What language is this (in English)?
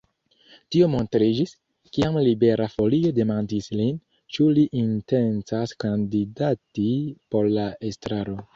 Esperanto